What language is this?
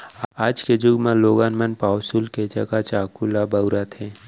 Chhattisgarhi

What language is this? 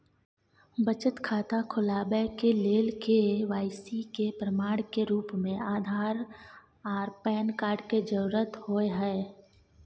Maithili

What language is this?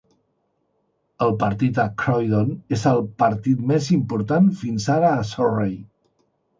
Catalan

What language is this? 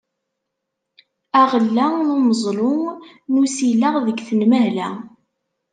Kabyle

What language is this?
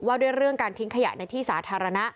Thai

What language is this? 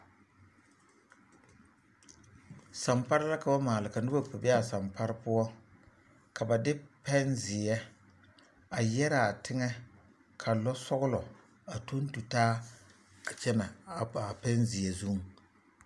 Southern Dagaare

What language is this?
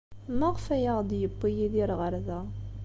Kabyle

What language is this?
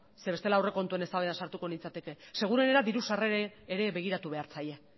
Basque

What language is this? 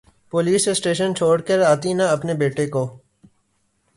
Urdu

